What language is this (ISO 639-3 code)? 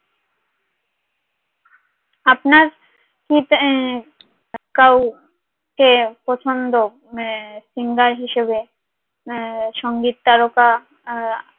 ben